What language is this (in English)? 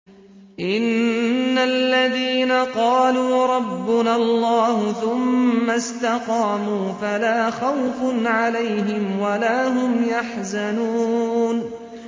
Arabic